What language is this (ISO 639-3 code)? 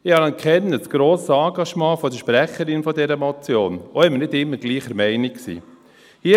gsw